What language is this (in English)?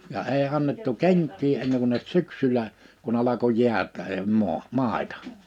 Finnish